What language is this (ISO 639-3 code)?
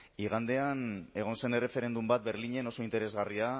eus